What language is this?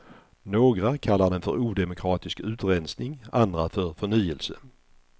Swedish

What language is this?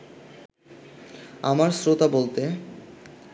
Bangla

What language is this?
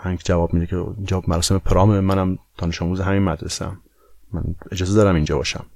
Persian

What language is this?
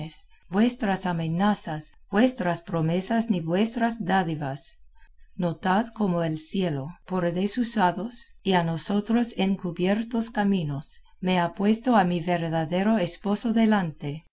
Spanish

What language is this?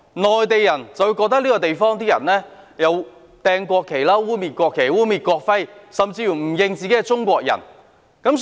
Cantonese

